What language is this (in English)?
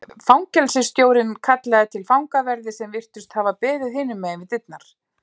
Icelandic